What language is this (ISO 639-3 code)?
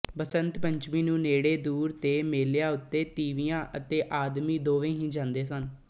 pan